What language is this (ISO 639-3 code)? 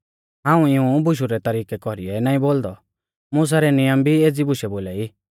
bfz